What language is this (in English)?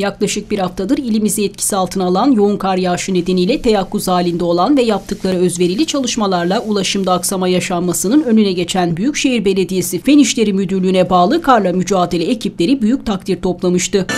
Turkish